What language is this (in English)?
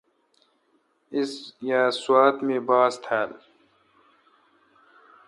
Kalkoti